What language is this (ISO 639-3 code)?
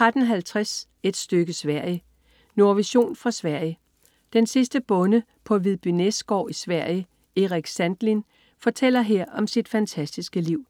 dan